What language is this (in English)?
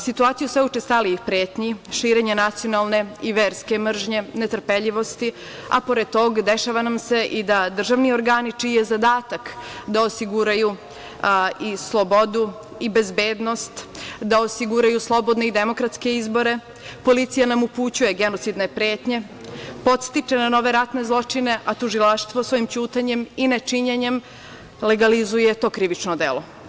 Serbian